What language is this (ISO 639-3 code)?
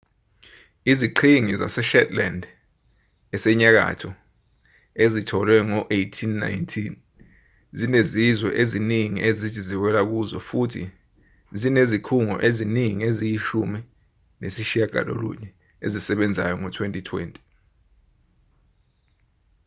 zul